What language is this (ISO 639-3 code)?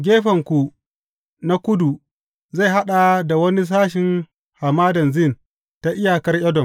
hau